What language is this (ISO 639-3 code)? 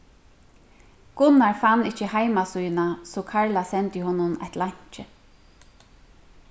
fao